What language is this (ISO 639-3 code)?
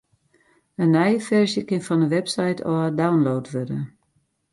fry